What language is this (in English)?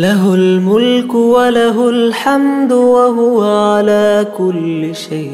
Arabic